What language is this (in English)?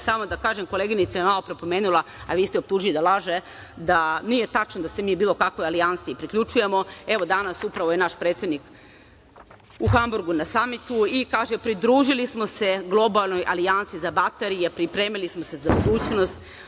Serbian